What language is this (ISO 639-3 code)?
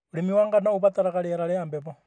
kik